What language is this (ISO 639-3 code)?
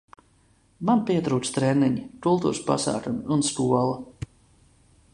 lav